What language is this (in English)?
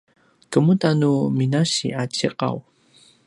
Paiwan